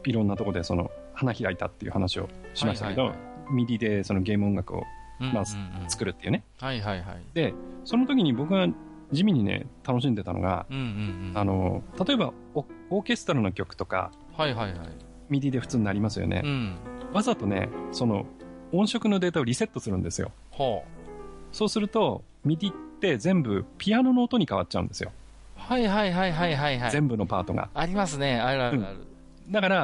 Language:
Japanese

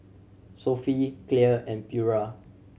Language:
English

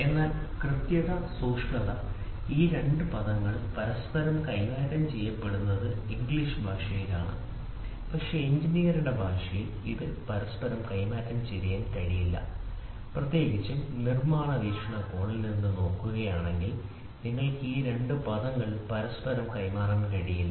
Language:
Malayalam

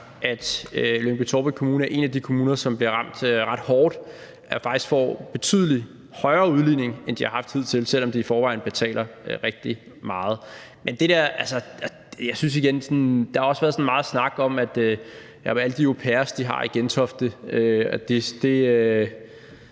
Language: Danish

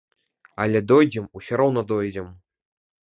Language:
Belarusian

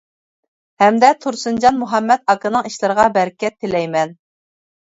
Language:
Uyghur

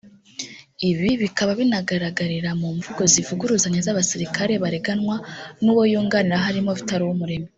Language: Kinyarwanda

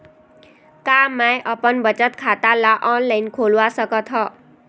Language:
Chhattisgarhi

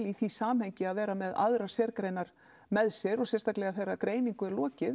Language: Icelandic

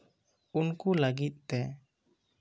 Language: Santali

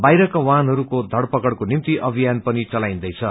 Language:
Nepali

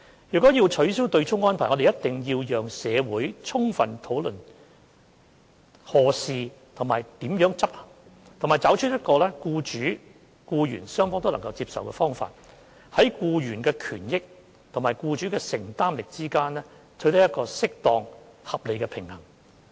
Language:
Cantonese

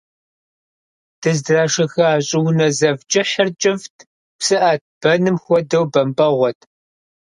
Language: Kabardian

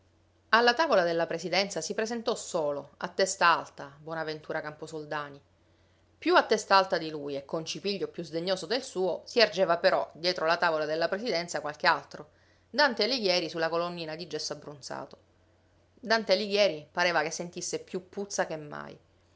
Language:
Italian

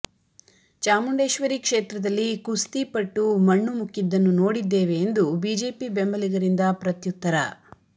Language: Kannada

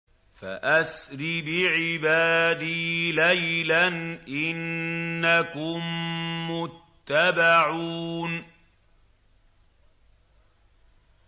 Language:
Arabic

